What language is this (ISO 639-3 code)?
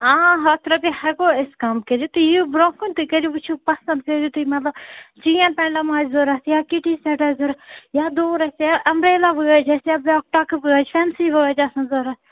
kas